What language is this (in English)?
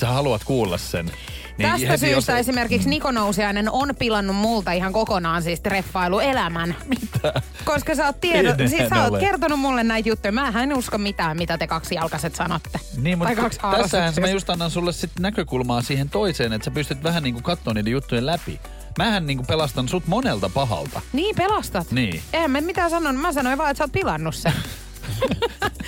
Finnish